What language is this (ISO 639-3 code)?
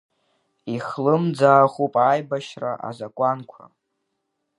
abk